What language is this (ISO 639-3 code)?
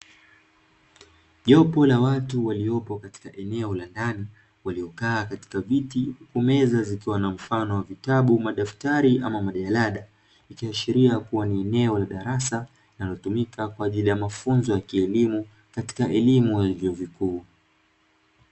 swa